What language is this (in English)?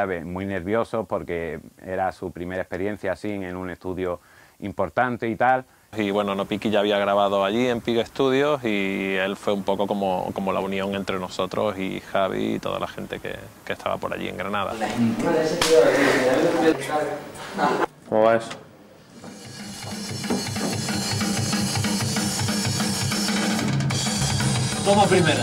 Spanish